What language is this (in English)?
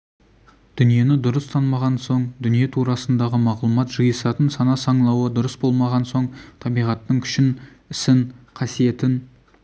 Kazakh